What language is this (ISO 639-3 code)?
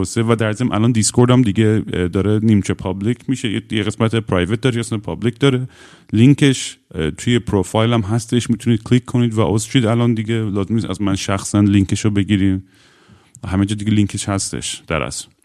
fas